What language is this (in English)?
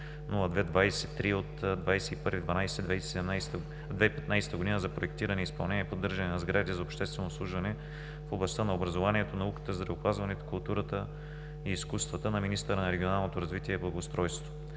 Bulgarian